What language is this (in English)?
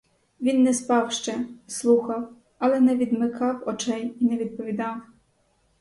Ukrainian